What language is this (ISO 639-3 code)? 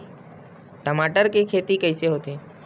hne